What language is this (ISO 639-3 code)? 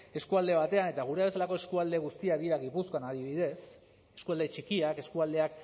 eus